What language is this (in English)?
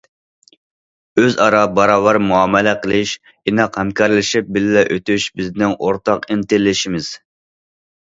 Uyghur